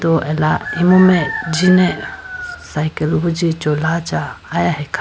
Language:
Idu-Mishmi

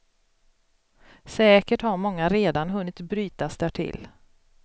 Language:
Swedish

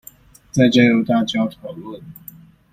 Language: Chinese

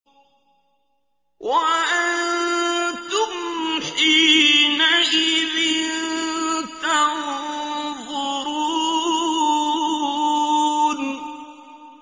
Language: Arabic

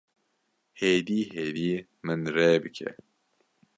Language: Kurdish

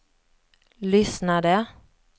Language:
Swedish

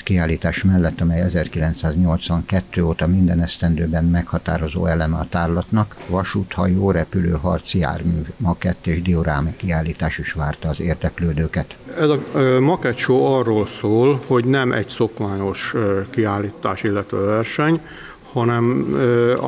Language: Hungarian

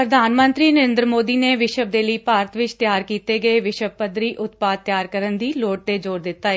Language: Punjabi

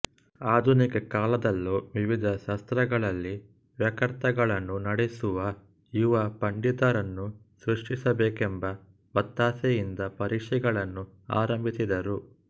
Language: Kannada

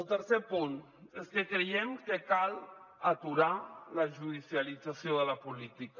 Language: Catalan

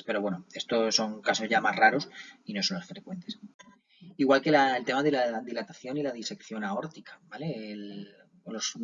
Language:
Spanish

